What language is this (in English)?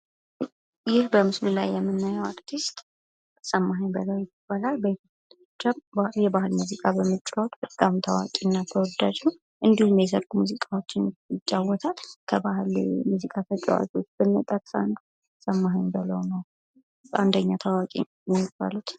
Amharic